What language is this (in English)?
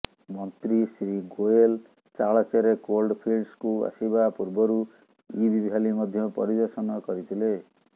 Odia